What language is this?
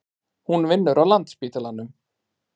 Icelandic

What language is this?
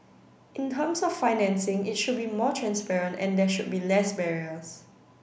English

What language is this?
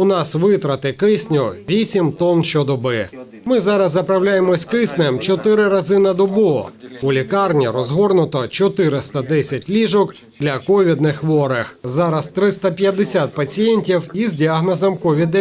Ukrainian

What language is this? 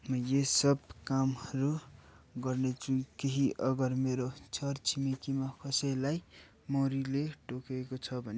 Nepali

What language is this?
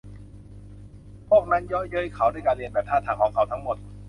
Thai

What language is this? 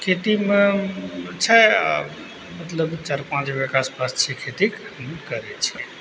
Maithili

